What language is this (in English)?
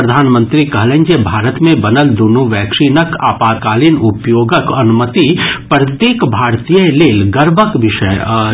Maithili